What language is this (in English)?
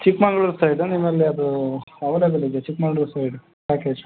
Kannada